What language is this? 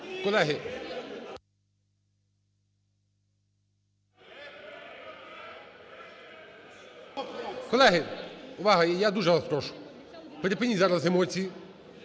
Ukrainian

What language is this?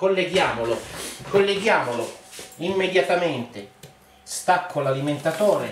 Italian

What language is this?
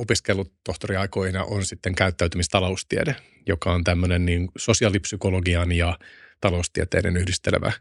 Finnish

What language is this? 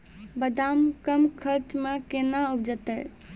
Maithili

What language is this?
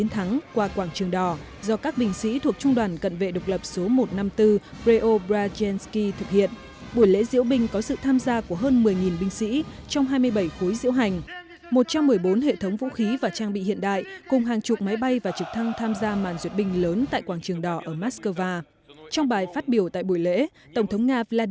Vietnamese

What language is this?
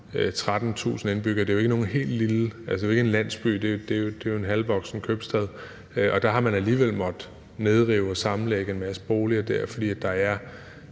Danish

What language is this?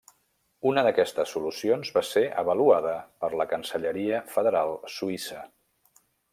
Catalan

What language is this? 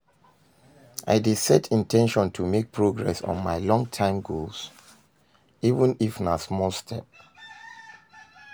Nigerian Pidgin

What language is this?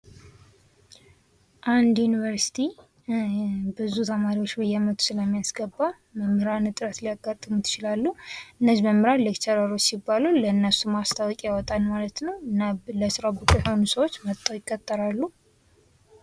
Amharic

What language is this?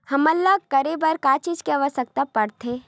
Chhattisgarhi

